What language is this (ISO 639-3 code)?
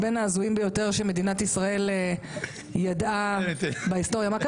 heb